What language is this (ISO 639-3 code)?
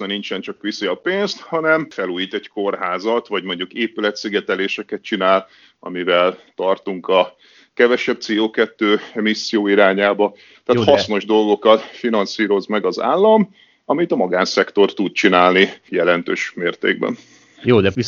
hun